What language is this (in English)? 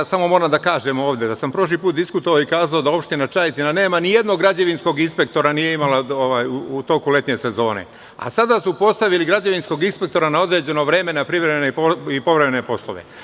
Serbian